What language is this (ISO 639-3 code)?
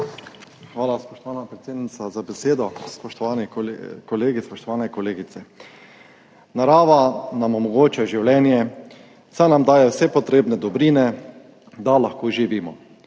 slv